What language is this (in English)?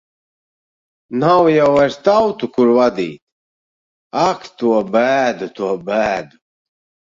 Latvian